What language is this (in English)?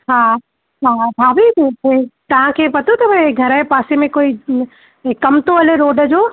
Sindhi